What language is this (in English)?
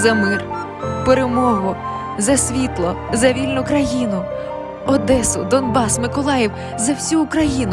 Ukrainian